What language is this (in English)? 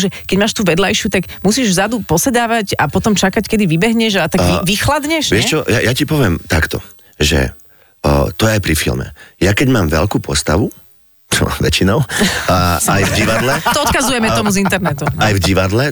Slovak